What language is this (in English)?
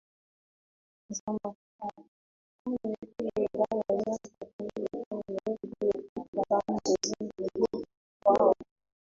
Swahili